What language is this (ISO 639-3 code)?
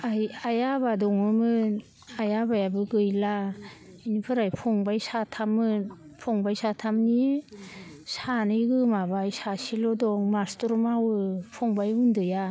brx